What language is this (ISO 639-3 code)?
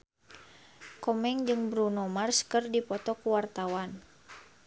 sun